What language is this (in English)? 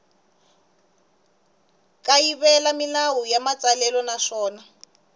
Tsonga